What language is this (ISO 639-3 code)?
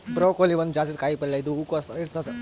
kan